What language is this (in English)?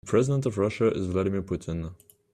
English